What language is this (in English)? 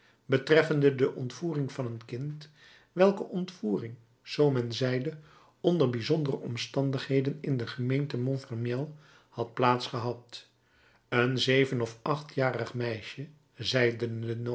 Dutch